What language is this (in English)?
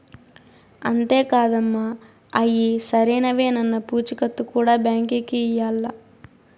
Telugu